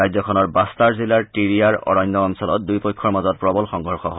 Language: Assamese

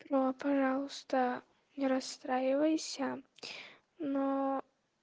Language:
Russian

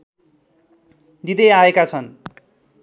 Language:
Nepali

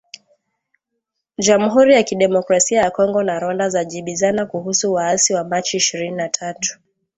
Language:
Swahili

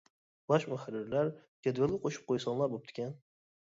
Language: Uyghur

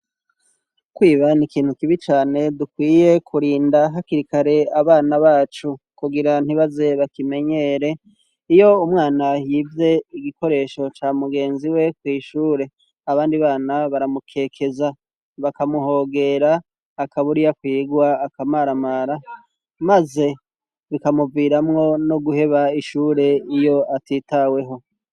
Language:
Rundi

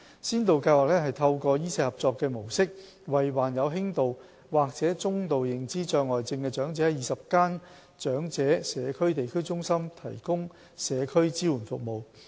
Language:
Cantonese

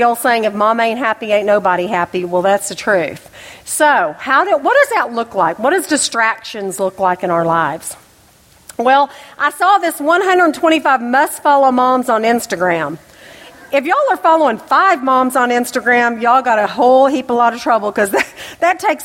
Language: English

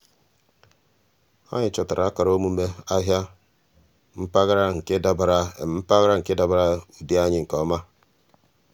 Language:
Igbo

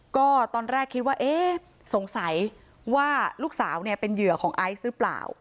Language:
Thai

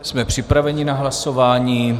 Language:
Czech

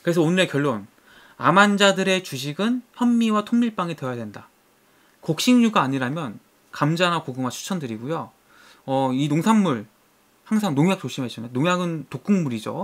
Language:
Korean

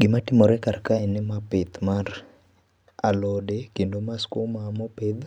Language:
Luo (Kenya and Tanzania)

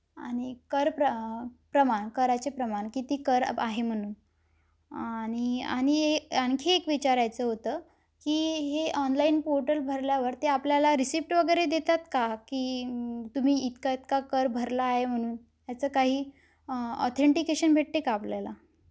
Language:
Marathi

